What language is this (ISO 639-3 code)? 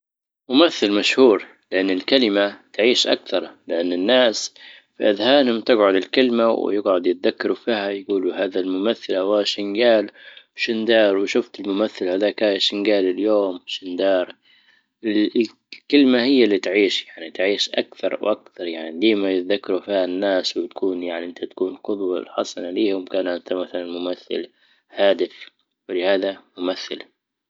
ayl